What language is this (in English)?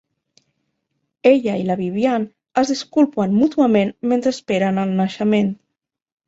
Catalan